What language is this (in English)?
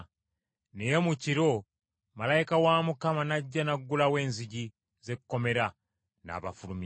Ganda